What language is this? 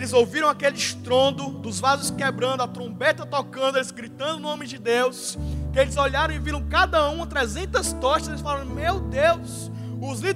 Portuguese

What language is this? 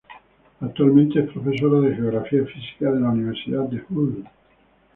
Spanish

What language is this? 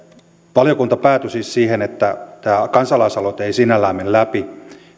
Finnish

